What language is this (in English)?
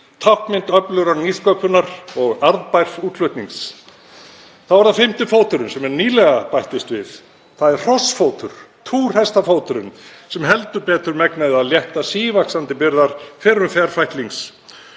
Icelandic